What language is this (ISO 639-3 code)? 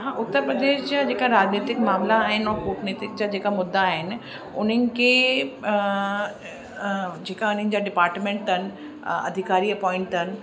snd